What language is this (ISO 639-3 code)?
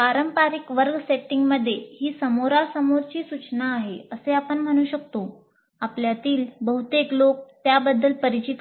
mar